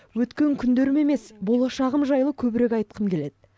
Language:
Kazakh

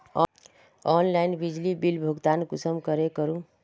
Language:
Magahi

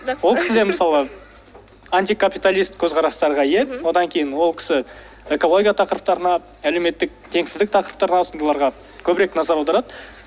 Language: Kazakh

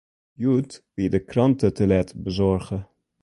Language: Western Frisian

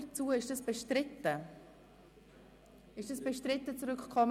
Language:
Swiss German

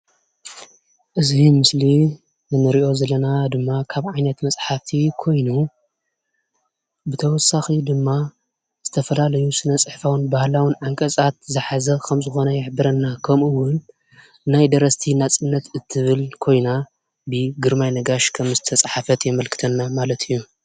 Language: Tigrinya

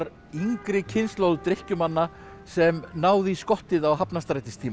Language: Icelandic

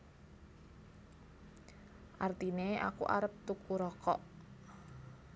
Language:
Javanese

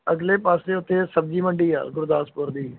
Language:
Punjabi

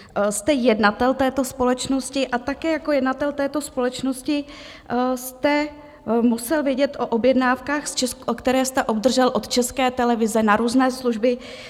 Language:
Czech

